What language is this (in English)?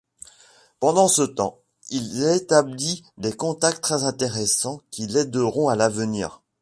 French